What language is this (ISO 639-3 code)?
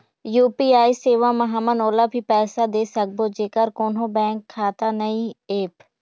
hne